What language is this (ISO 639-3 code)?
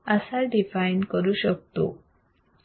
mar